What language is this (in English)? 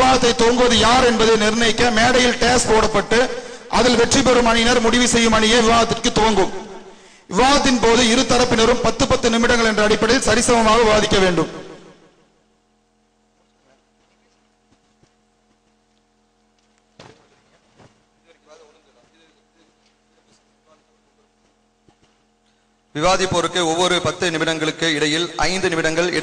Arabic